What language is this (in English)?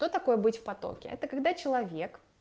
Russian